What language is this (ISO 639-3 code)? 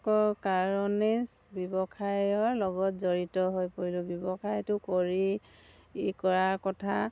asm